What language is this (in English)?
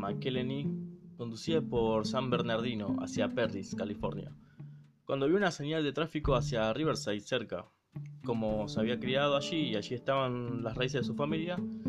Spanish